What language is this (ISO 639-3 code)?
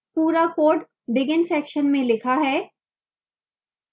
hin